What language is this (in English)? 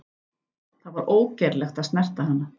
Icelandic